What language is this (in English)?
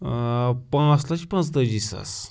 Kashmiri